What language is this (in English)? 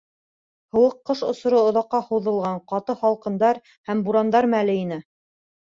Bashkir